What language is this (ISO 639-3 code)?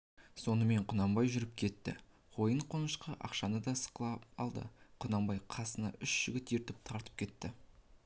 kaz